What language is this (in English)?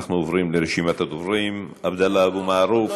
Hebrew